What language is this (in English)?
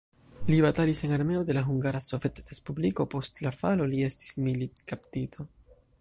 Esperanto